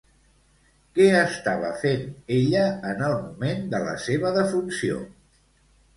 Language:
Catalan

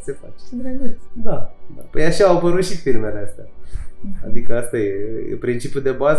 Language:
Romanian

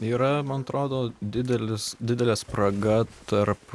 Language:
Lithuanian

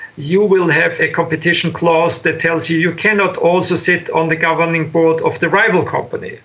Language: English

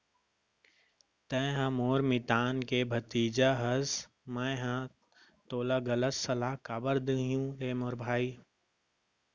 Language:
Chhattisgarhi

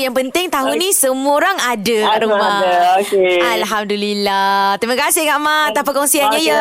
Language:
Malay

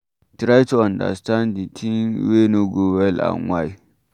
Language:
Nigerian Pidgin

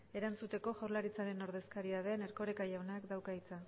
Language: Basque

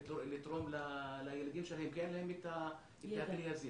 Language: Hebrew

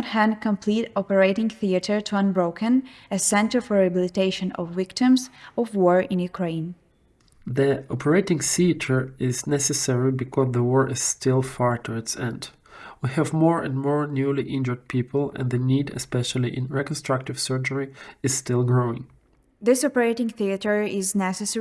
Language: English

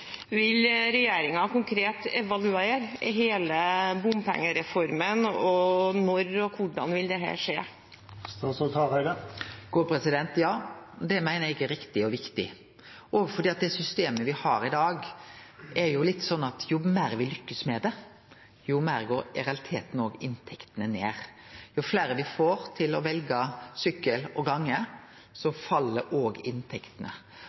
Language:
Norwegian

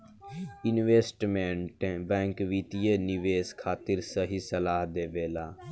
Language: Bhojpuri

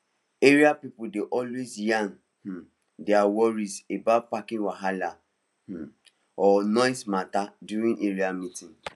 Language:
Nigerian Pidgin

